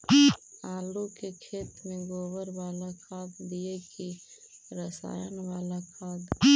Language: Magahi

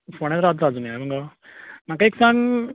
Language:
Konkani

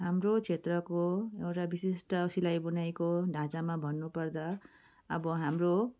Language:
Nepali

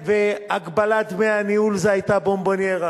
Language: Hebrew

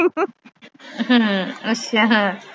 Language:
Punjabi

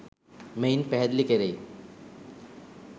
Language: Sinhala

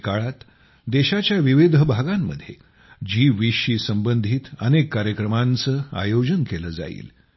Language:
Marathi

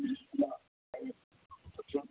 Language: Urdu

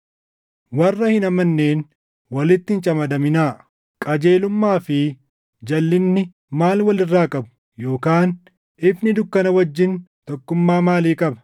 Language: Oromo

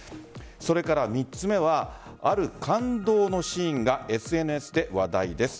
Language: Japanese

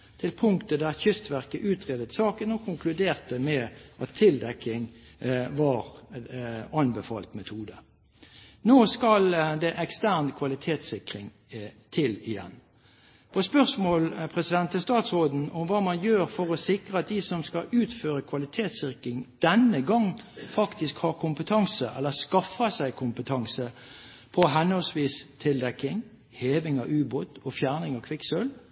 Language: Norwegian Bokmål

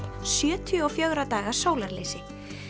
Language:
Icelandic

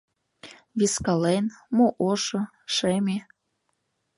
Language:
Mari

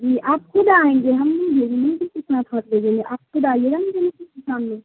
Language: Urdu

